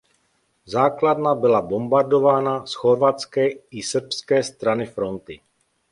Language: Czech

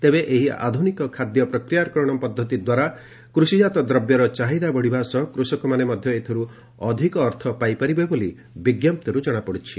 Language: Odia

